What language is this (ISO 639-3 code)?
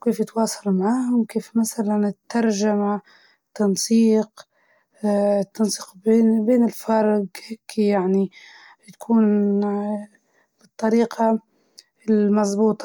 ayl